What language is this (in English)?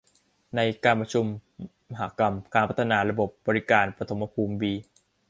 Thai